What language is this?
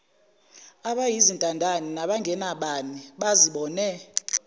Zulu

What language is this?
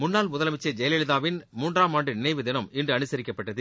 Tamil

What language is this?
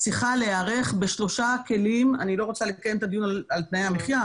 Hebrew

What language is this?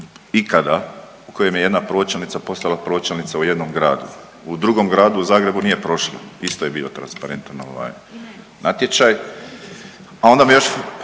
Croatian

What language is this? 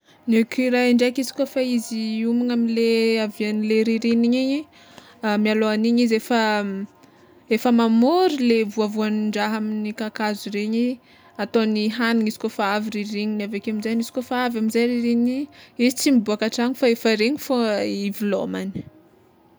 Tsimihety Malagasy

